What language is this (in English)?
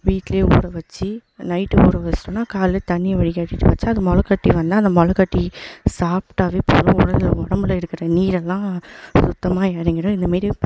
Tamil